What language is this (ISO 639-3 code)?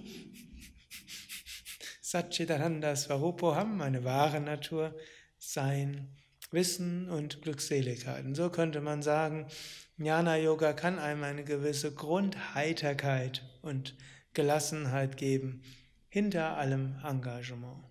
deu